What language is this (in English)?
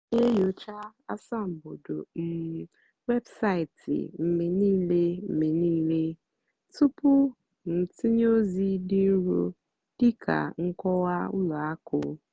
Igbo